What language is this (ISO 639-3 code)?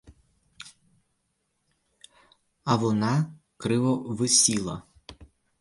ukr